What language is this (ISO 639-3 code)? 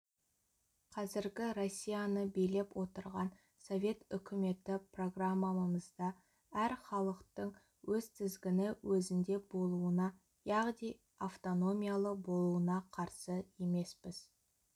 kaz